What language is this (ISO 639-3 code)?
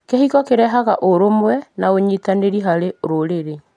kik